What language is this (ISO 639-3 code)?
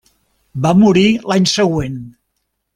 cat